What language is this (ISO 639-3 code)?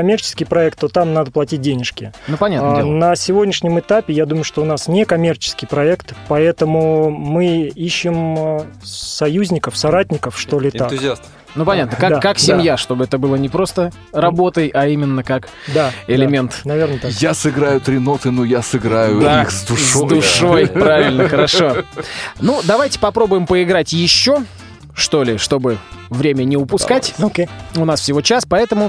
rus